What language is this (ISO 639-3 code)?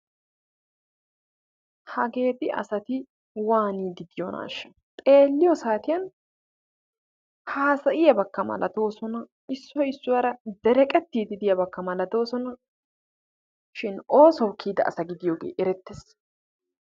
wal